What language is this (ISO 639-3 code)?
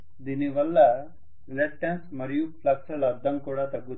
tel